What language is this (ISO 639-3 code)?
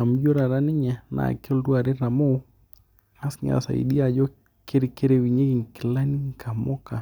mas